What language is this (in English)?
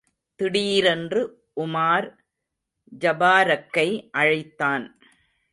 Tamil